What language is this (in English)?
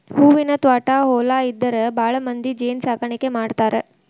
Kannada